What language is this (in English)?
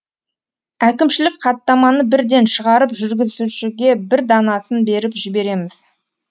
Kazakh